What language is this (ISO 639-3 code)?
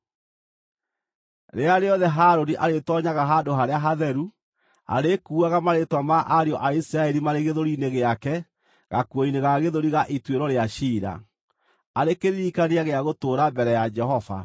kik